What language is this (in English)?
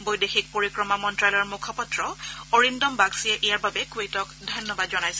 Assamese